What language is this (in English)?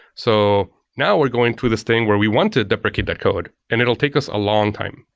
English